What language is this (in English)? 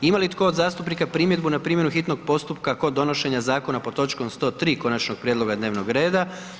Croatian